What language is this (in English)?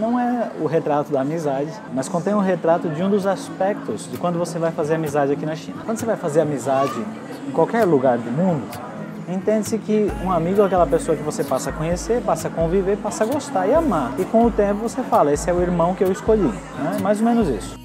Portuguese